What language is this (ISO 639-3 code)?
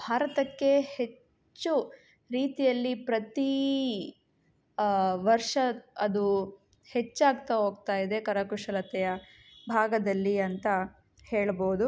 kan